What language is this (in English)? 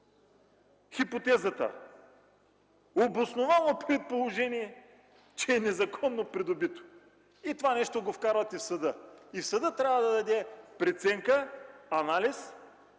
Bulgarian